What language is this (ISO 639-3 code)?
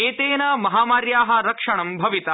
san